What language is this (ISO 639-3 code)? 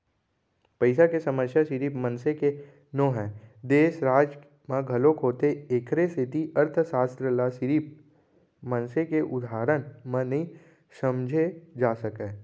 hne